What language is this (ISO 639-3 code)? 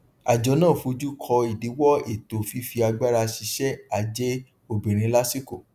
yor